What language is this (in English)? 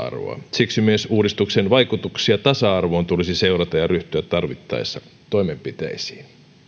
Finnish